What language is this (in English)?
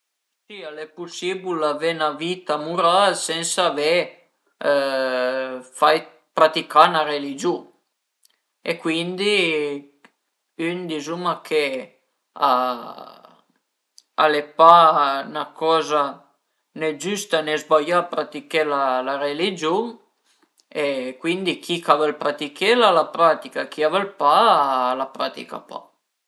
Piedmontese